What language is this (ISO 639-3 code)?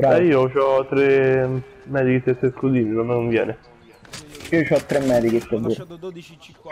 ita